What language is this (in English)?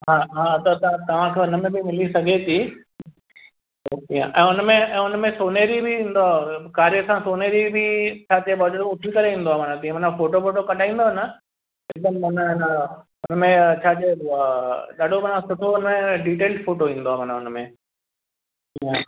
Sindhi